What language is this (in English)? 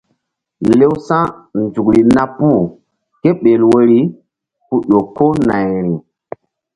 Mbum